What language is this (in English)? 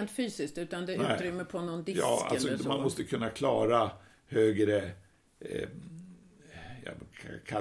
Swedish